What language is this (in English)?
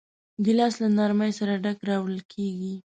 Pashto